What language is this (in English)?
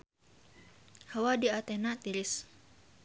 Sundanese